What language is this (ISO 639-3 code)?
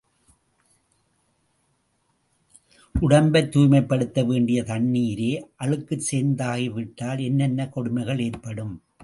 tam